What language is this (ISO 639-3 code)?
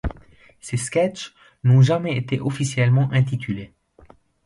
fra